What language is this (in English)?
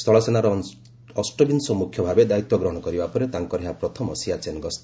Odia